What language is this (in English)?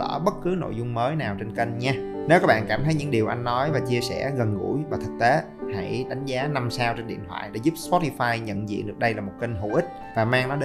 Vietnamese